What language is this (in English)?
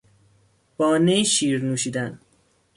Persian